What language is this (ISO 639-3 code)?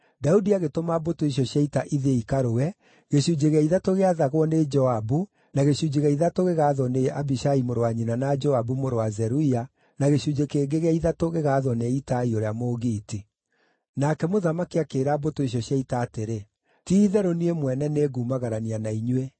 kik